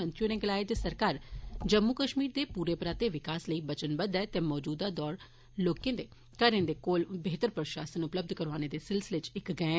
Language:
Dogri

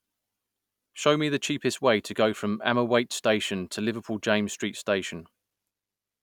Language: English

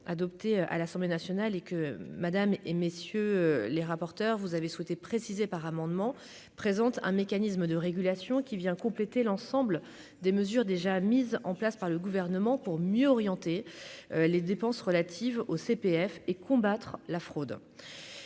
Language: French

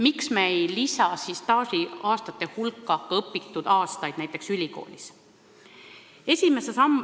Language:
Estonian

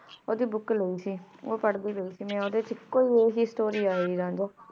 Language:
Punjabi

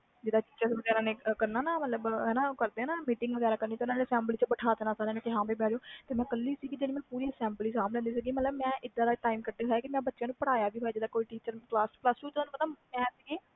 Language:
Punjabi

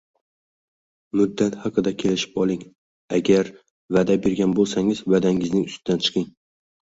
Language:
Uzbek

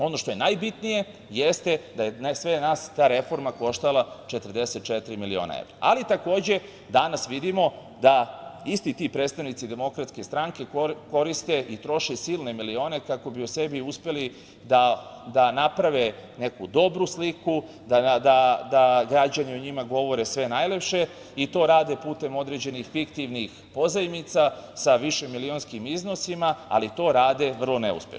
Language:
Serbian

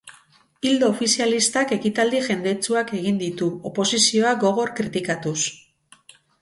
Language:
Basque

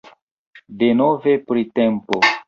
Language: Esperanto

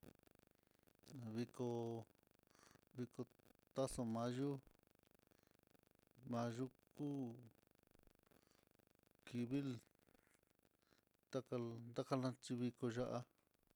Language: Mitlatongo Mixtec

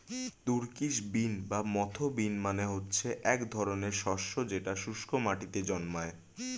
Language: Bangla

